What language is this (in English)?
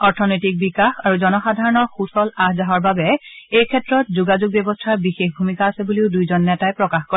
Assamese